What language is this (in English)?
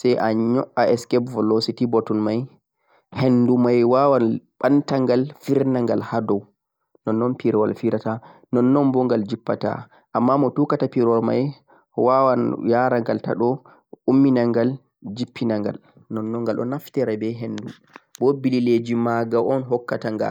Central-Eastern Niger Fulfulde